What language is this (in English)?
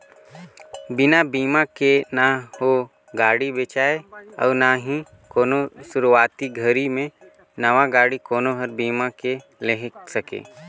Chhattisgarhi